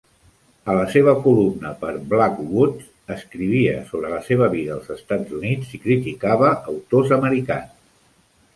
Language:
Catalan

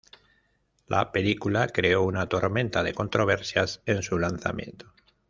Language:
Spanish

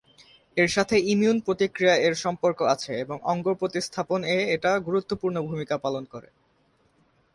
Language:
Bangla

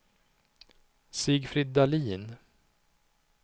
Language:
Swedish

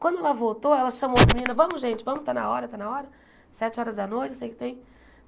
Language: Portuguese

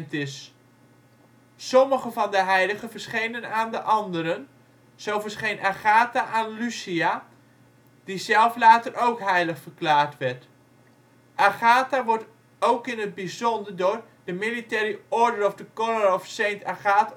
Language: Dutch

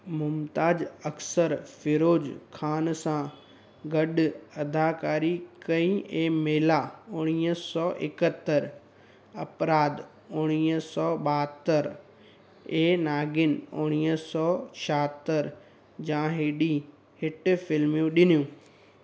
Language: Sindhi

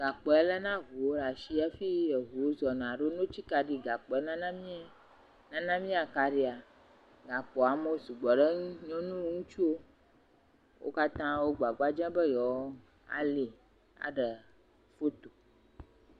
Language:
Ewe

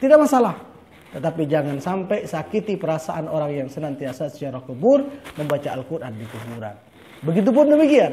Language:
Indonesian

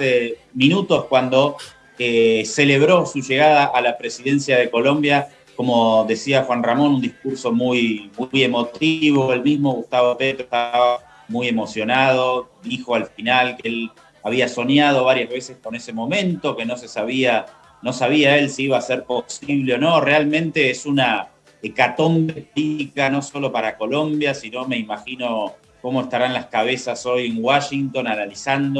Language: Spanish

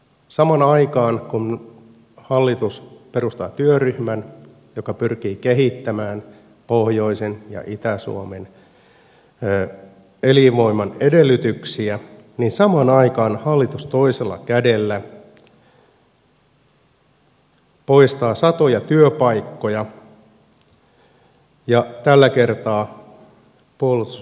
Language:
Finnish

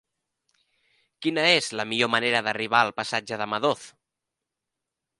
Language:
Catalan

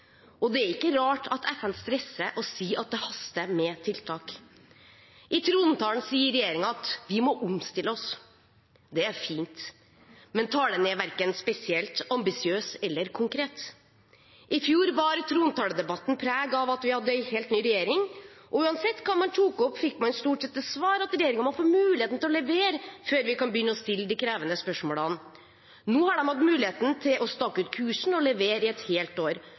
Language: Norwegian Bokmål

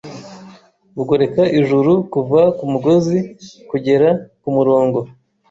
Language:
Kinyarwanda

